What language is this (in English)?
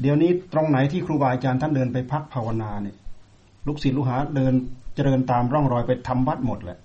Thai